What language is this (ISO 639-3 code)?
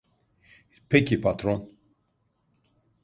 tur